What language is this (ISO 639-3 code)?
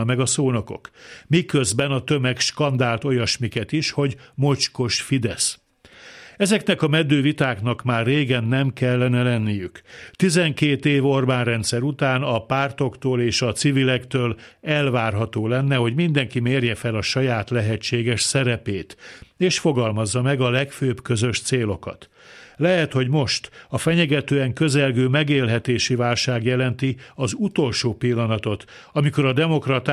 hun